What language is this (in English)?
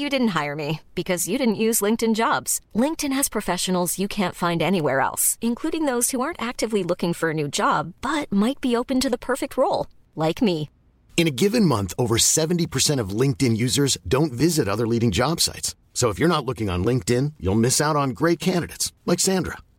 French